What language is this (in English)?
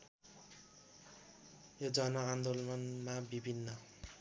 Nepali